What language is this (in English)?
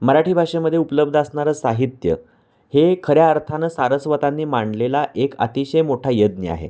Marathi